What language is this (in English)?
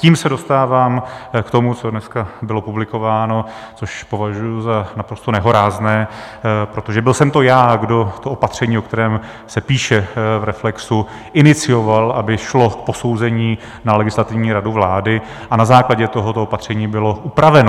Czech